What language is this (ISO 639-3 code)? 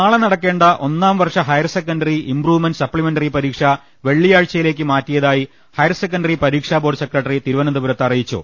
mal